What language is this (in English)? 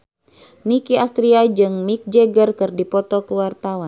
Sundanese